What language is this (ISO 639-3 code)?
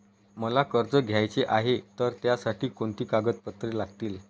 mar